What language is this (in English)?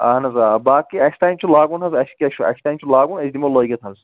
Kashmiri